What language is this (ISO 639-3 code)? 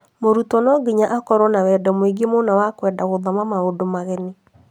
kik